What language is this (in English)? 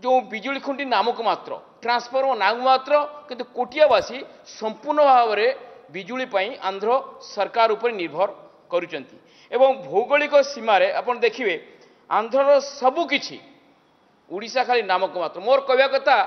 Romanian